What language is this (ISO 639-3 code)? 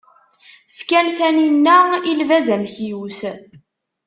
kab